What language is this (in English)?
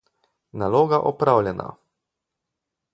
Slovenian